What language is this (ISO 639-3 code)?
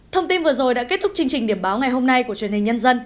vie